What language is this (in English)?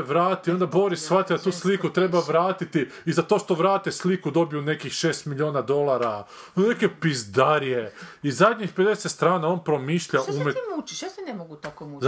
Croatian